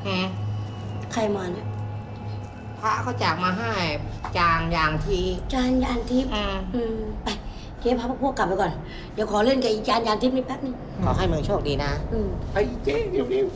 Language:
Thai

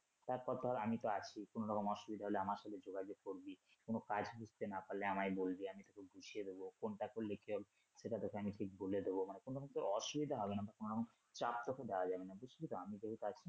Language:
Bangla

